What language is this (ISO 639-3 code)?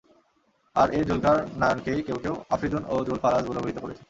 ben